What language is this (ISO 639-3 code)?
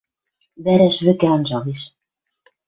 mrj